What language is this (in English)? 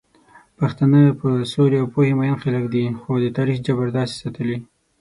Pashto